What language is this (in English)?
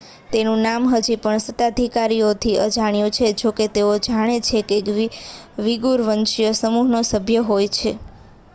Gujarati